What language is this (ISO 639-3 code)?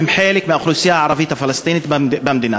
heb